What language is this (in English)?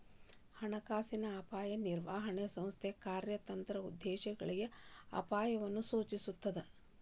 Kannada